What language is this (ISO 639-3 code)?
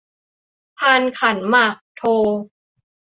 tha